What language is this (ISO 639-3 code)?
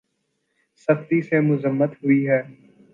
urd